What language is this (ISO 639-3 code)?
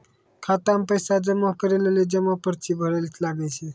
mai